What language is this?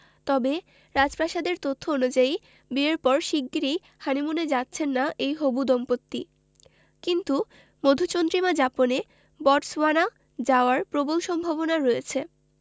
Bangla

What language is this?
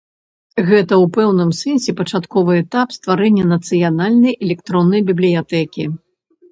Belarusian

